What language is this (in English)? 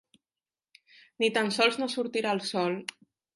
Catalan